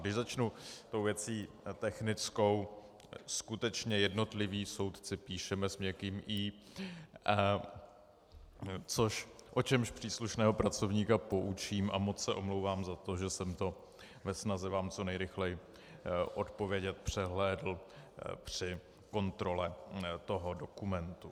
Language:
Czech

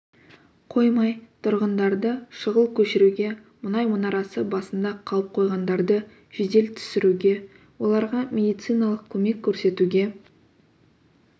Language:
Kazakh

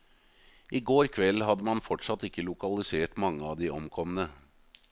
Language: Norwegian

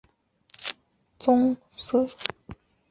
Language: Chinese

